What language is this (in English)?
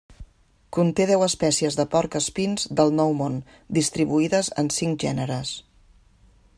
Catalan